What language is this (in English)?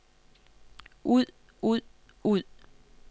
Danish